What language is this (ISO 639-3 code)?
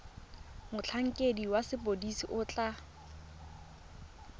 tsn